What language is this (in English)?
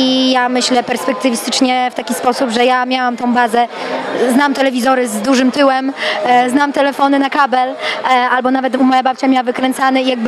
Polish